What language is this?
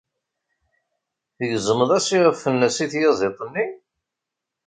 Kabyle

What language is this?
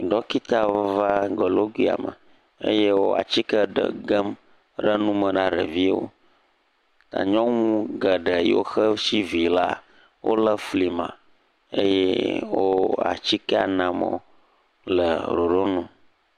Ewe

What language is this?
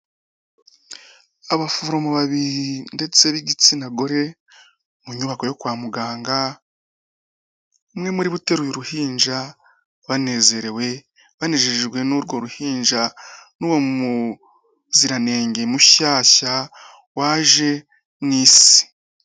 Kinyarwanda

